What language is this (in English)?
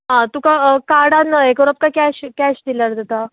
Konkani